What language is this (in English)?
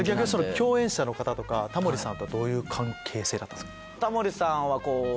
Japanese